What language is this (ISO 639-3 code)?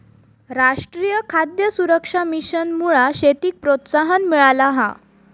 mar